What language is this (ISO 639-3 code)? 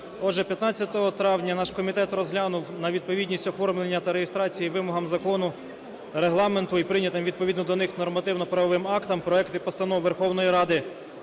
ukr